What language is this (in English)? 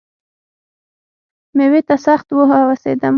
Pashto